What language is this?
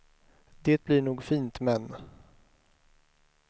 Swedish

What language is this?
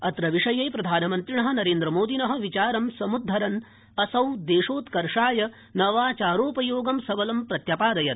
Sanskrit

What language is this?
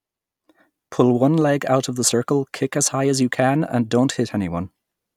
English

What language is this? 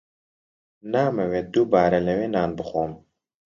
Central Kurdish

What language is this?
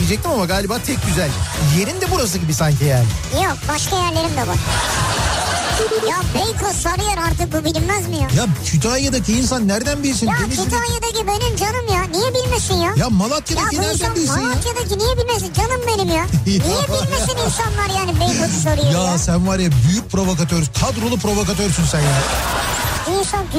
Turkish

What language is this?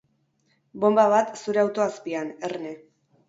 Basque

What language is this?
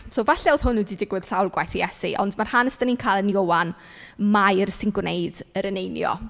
Welsh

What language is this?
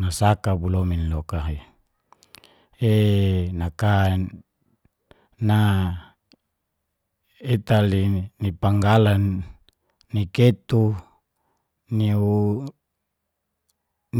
Geser-Gorom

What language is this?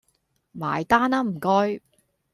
Cantonese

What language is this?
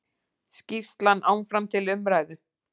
Icelandic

